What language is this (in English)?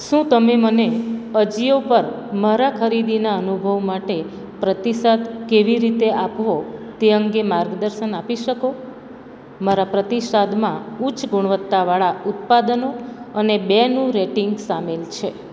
Gujarati